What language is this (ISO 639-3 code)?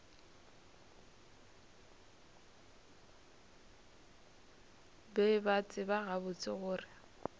nso